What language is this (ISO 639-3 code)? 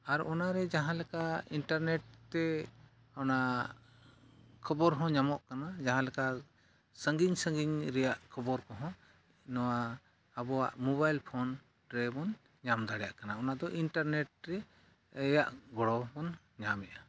sat